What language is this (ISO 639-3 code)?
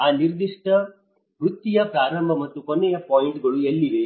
kan